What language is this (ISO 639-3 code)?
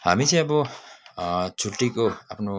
nep